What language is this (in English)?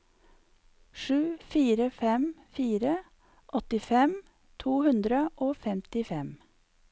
Norwegian